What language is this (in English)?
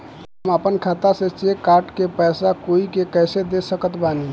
Bhojpuri